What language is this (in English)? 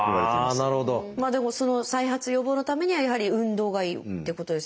Japanese